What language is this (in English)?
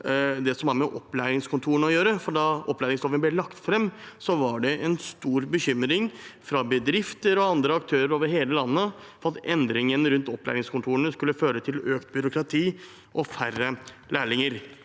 Norwegian